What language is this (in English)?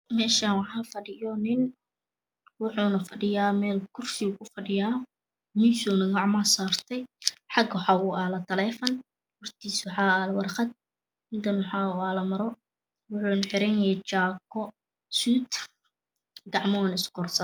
Somali